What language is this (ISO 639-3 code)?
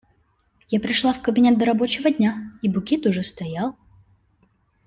rus